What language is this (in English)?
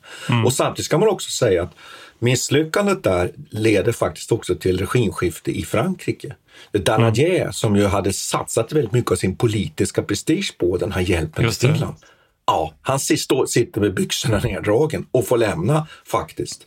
Swedish